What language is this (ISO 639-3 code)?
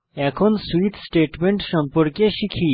ben